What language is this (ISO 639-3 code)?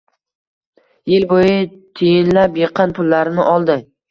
uzb